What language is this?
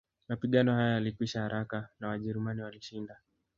Swahili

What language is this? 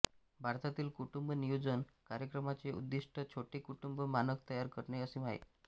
Marathi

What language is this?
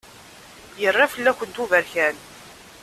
Kabyle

